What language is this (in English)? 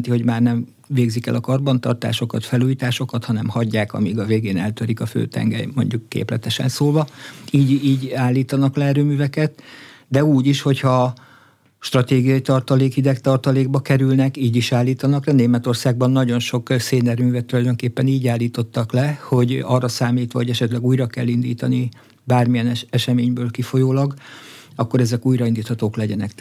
Hungarian